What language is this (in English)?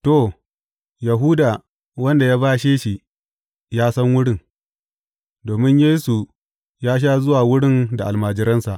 Hausa